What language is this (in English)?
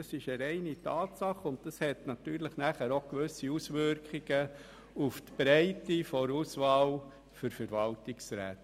Swiss German